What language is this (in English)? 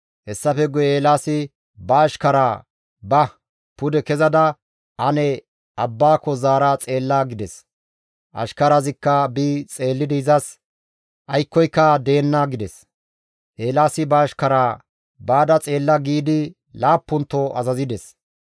Gamo